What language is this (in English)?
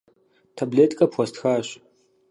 Kabardian